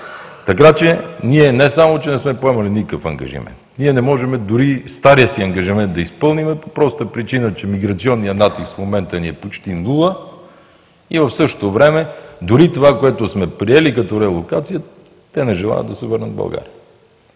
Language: Bulgarian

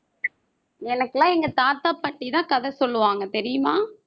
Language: Tamil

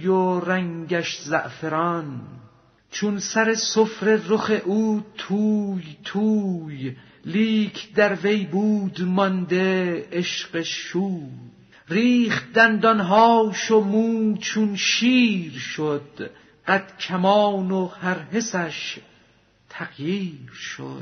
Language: Persian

